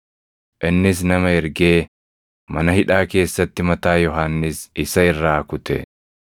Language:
Oromo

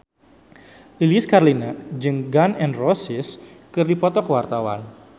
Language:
Sundanese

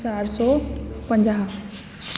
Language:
Sindhi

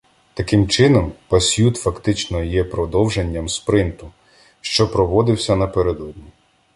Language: Ukrainian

